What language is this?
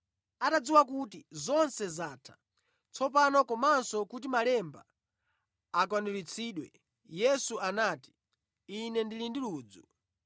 Nyanja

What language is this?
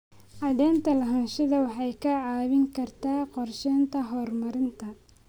Somali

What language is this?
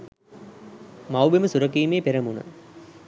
Sinhala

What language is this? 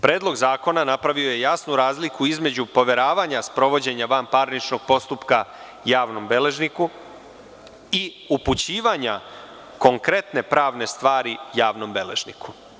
Serbian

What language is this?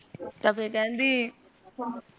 Punjabi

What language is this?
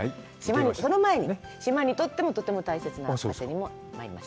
Japanese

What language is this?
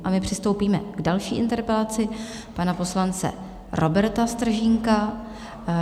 Czech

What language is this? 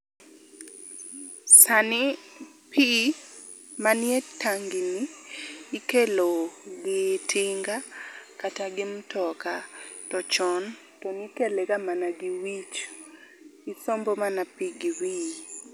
Luo (Kenya and Tanzania)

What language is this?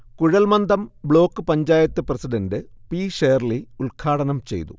Malayalam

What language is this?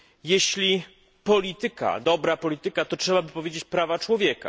Polish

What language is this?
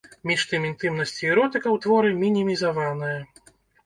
Belarusian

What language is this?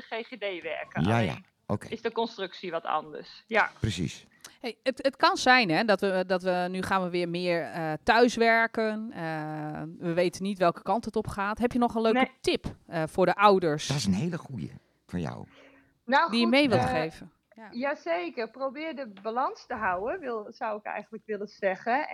Dutch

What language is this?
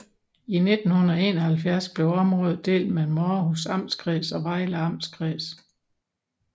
Danish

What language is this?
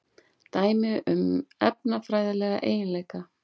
Icelandic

